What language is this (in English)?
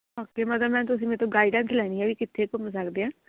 Punjabi